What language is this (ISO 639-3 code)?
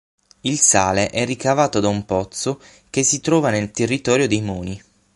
ita